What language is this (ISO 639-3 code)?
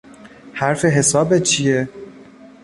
fas